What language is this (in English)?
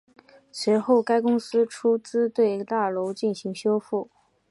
Chinese